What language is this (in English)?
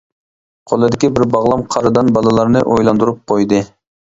Uyghur